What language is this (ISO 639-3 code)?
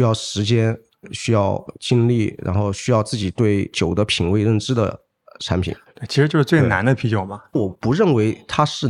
zho